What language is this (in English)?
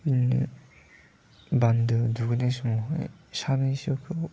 Bodo